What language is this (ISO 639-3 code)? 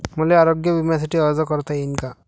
mar